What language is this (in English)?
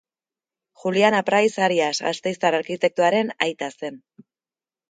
Basque